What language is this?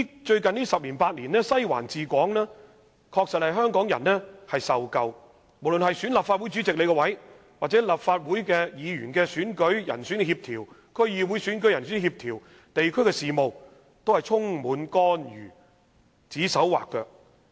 Cantonese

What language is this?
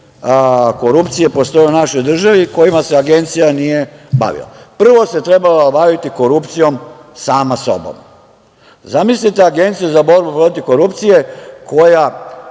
Serbian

